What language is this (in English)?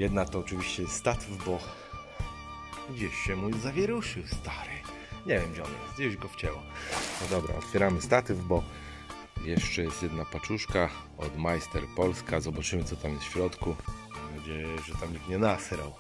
Polish